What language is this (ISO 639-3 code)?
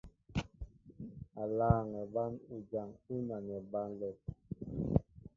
mbo